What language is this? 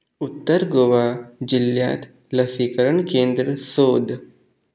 Konkani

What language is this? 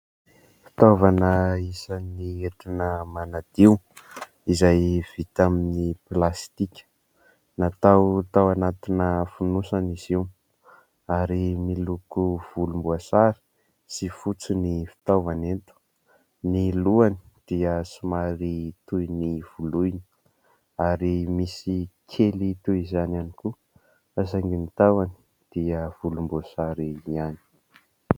Malagasy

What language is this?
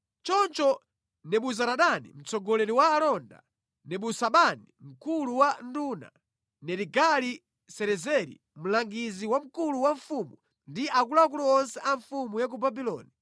Nyanja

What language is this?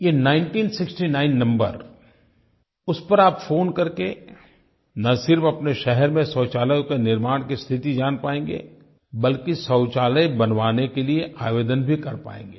Hindi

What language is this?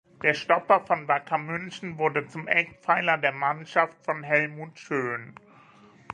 German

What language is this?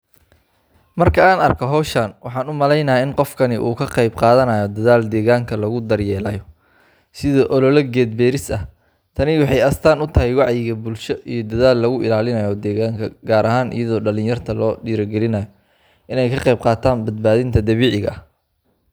Somali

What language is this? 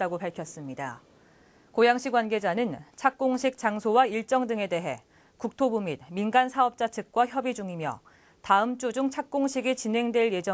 Korean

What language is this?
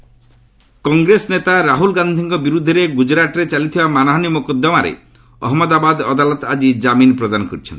Odia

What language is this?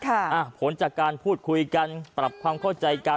Thai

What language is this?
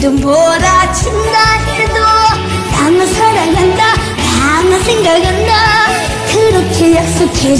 Vietnamese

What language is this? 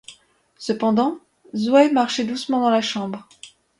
French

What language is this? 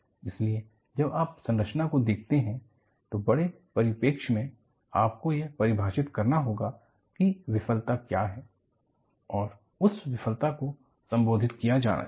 Hindi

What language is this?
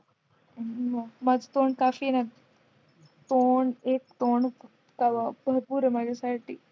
Marathi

